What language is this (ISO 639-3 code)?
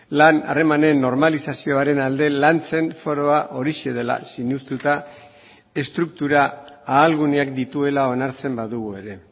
eus